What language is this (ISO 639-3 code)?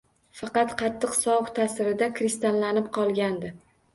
uzb